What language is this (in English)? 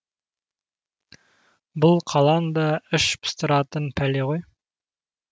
Kazakh